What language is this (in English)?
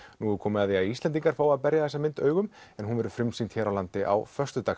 Icelandic